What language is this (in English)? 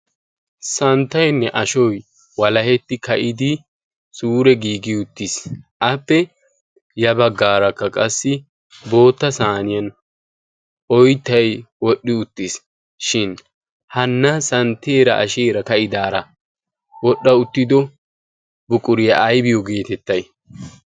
Wolaytta